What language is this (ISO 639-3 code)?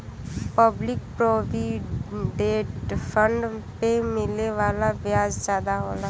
bho